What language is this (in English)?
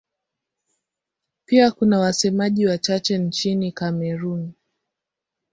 Swahili